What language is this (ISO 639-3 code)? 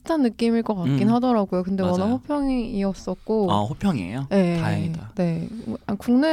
kor